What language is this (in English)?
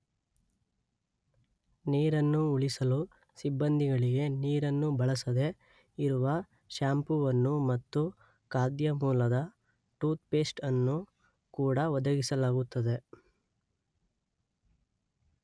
Kannada